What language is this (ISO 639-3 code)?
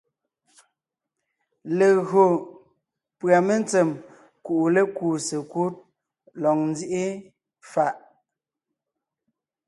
nnh